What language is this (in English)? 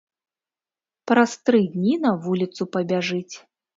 Belarusian